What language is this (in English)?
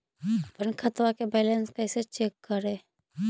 Magahi